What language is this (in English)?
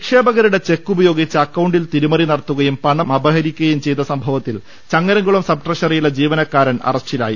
Malayalam